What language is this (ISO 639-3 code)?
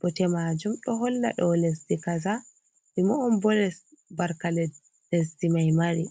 ful